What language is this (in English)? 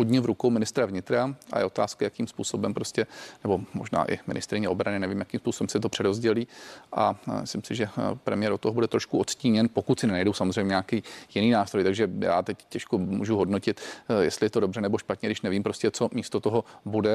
Czech